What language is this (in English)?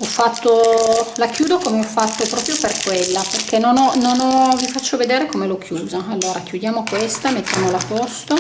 Italian